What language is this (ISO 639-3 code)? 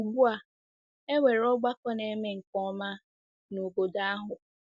ibo